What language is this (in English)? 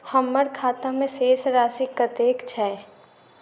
Maithili